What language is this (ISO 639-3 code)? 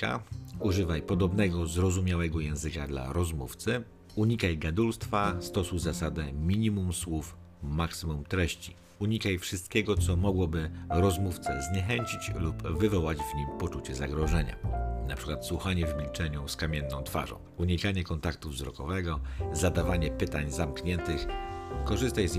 pol